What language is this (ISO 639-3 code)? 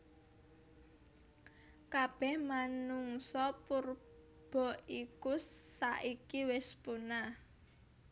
jav